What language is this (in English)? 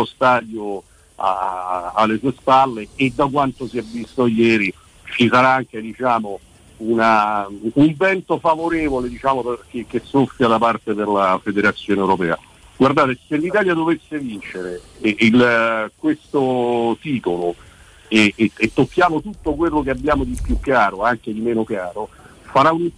Italian